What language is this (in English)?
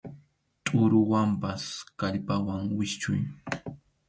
Arequipa-La Unión Quechua